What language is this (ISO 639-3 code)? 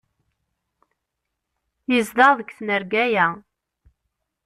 kab